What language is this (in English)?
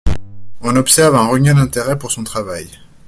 French